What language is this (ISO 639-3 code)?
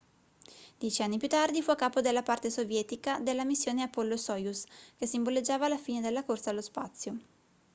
ita